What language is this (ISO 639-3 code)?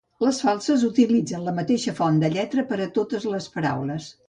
cat